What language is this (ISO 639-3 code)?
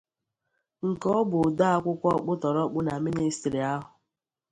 ibo